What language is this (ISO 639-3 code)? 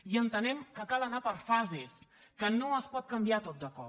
cat